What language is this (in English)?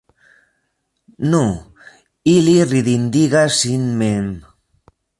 Esperanto